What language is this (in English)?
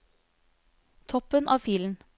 Norwegian